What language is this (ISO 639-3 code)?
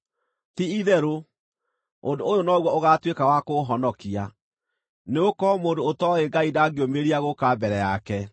kik